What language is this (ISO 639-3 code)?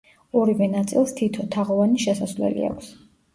kat